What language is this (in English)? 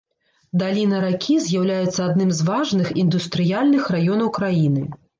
Belarusian